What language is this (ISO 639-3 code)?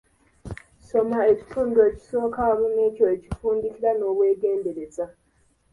lug